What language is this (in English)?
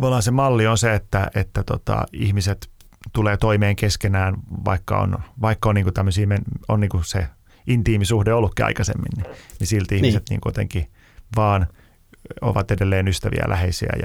Finnish